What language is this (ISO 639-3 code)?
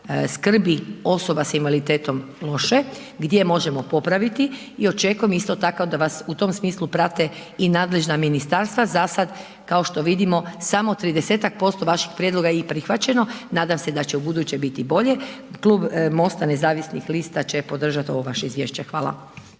hrv